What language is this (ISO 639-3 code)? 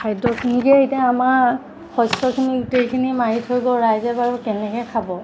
asm